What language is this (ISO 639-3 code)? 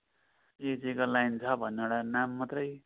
nep